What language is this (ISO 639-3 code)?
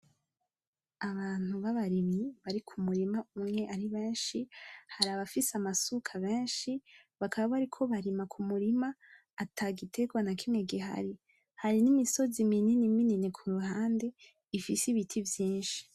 run